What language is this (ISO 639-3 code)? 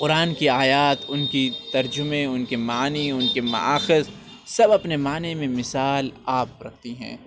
urd